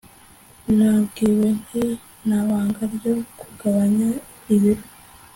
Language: Kinyarwanda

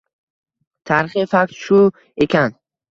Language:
Uzbek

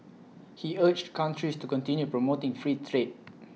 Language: English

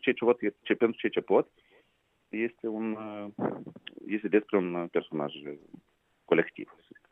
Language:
Romanian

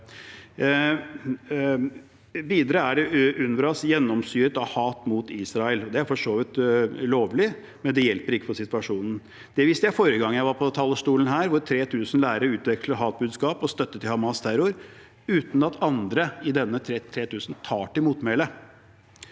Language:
Norwegian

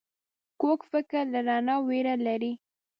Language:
Pashto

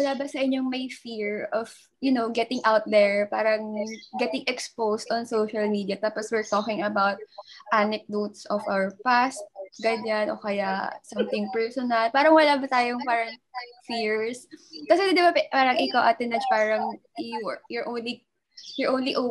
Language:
Filipino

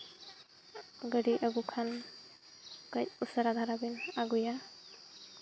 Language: Santali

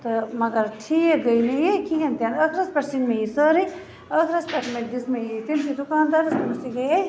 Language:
Kashmiri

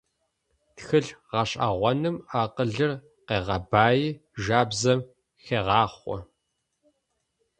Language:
Adyghe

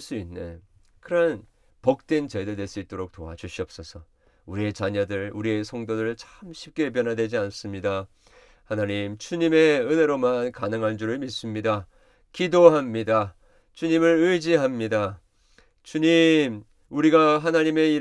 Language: Korean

